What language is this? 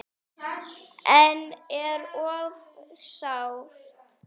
Icelandic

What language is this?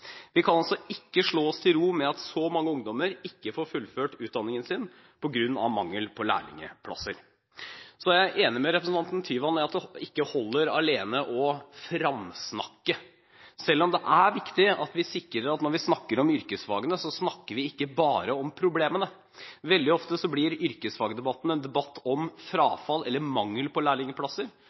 Norwegian Bokmål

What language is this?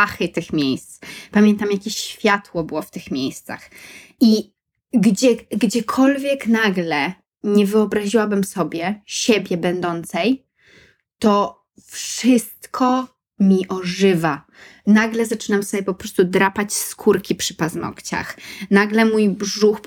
Polish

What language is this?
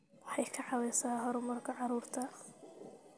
Somali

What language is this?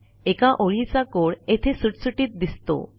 Marathi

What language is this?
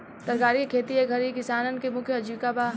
Bhojpuri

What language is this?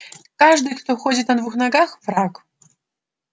Russian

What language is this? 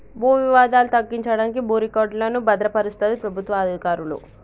Telugu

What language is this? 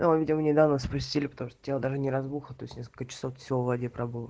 Russian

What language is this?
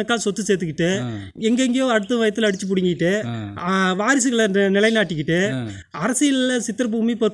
Arabic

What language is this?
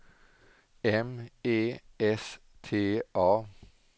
Swedish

